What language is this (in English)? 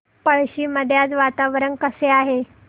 Marathi